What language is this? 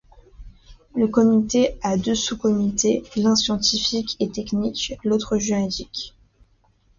French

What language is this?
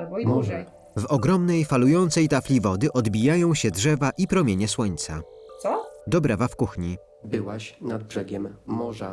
Polish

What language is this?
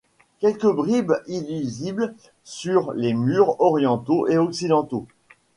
French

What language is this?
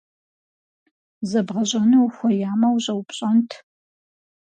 Kabardian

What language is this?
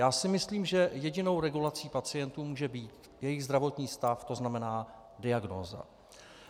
Czech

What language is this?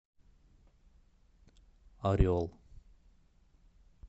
Russian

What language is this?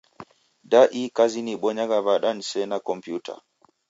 Taita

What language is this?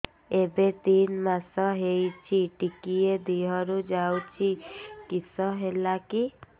Odia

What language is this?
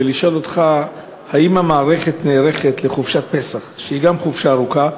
Hebrew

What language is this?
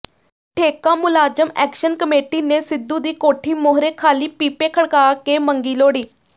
Punjabi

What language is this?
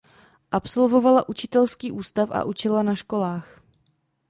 Czech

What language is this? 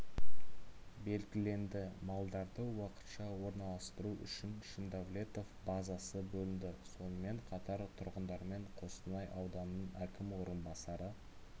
Kazakh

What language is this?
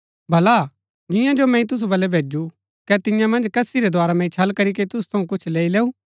Gaddi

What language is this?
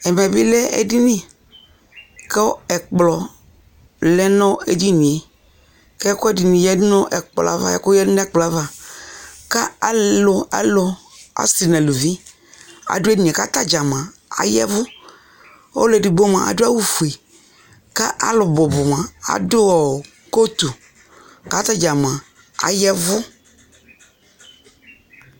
Ikposo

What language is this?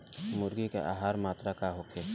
Bhojpuri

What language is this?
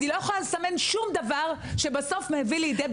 Hebrew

